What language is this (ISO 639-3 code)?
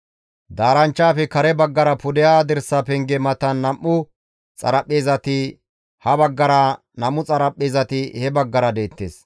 gmv